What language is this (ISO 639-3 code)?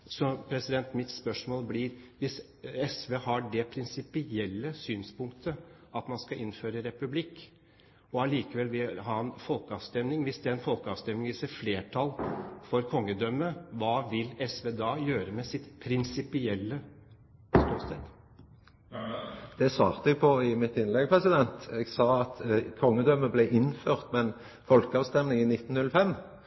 nor